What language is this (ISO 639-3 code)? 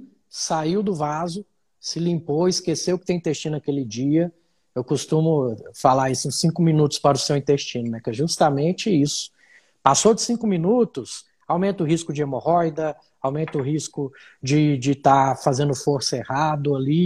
por